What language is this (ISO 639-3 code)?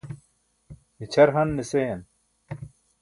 bsk